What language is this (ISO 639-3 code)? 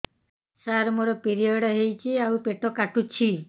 ori